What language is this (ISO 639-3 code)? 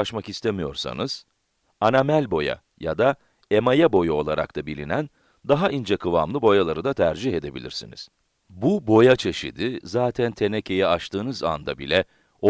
tur